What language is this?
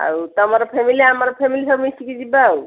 Odia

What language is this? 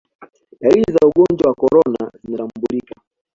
Swahili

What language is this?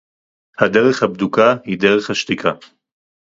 Hebrew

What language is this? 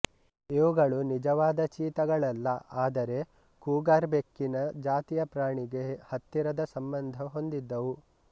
Kannada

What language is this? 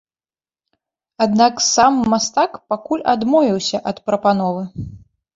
Belarusian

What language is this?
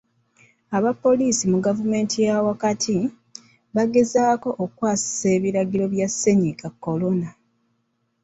Ganda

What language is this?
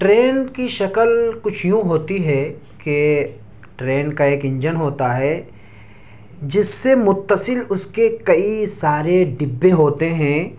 Urdu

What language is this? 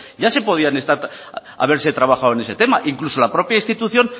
Spanish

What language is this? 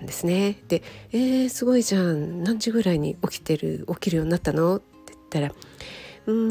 Japanese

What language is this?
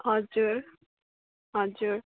Nepali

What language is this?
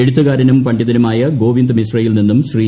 Malayalam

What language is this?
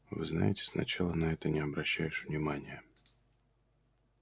Russian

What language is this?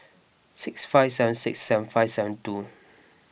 English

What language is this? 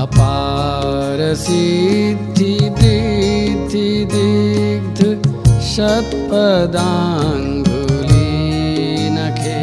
Hindi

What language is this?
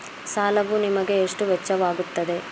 Kannada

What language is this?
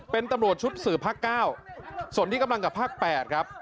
Thai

